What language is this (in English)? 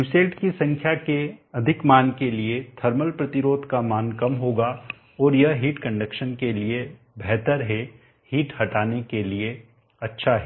Hindi